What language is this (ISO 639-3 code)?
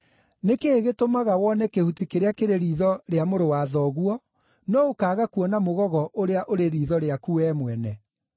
kik